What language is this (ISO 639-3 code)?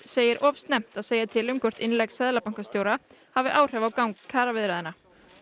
isl